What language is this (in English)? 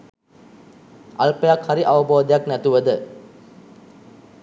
Sinhala